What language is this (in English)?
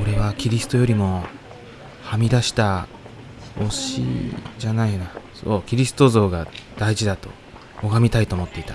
Japanese